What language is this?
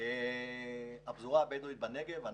Hebrew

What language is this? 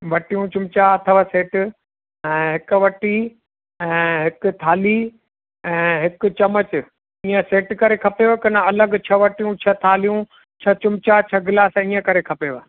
Sindhi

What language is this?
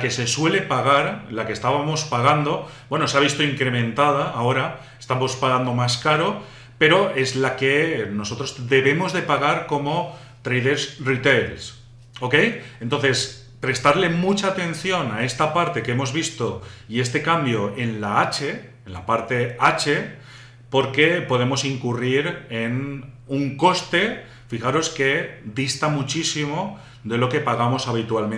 Spanish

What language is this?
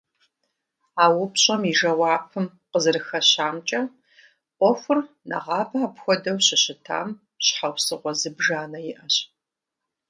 Kabardian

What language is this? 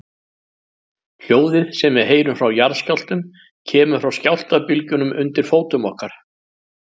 Icelandic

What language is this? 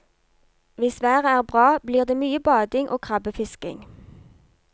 Norwegian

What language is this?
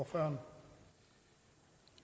Danish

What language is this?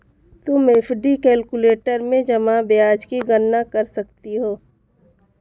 Hindi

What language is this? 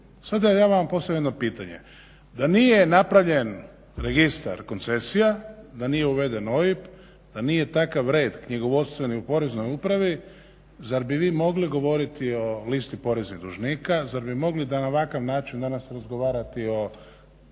Croatian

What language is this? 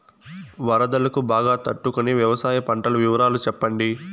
Telugu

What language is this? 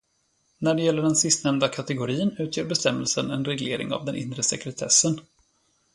Swedish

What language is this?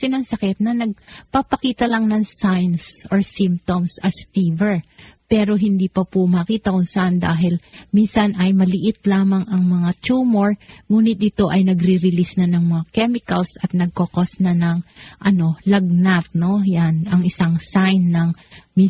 Filipino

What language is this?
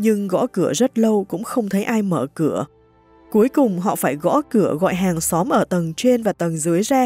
Vietnamese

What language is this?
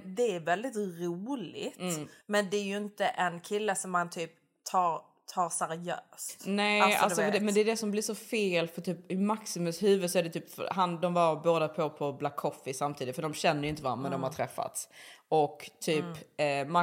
Swedish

